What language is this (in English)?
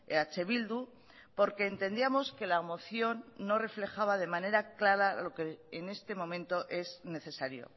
Spanish